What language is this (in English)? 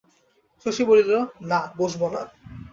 Bangla